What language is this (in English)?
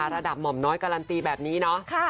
Thai